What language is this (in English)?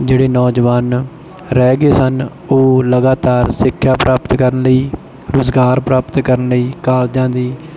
Punjabi